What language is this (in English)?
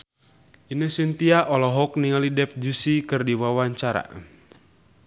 Sundanese